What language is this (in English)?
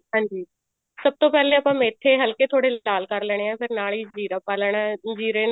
Punjabi